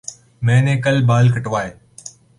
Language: Urdu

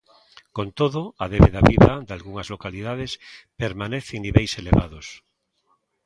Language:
Galician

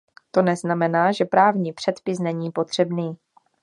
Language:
Czech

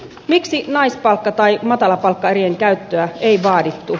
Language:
Finnish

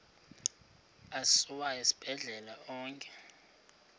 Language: Xhosa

